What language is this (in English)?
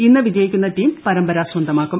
Malayalam